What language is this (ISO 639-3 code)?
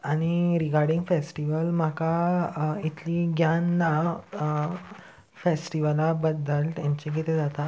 kok